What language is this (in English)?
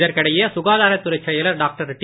Tamil